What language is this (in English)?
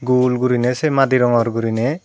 Chakma